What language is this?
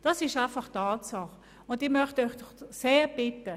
Swiss German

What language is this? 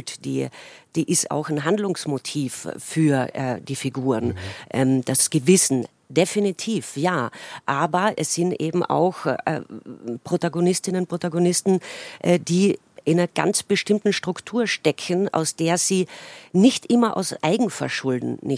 German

